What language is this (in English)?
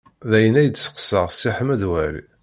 Kabyle